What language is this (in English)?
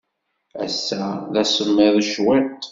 Kabyle